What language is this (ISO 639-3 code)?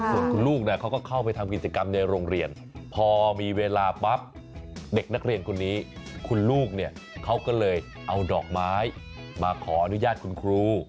tha